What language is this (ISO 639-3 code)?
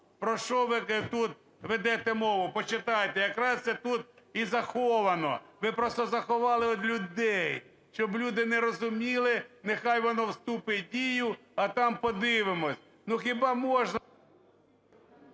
ukr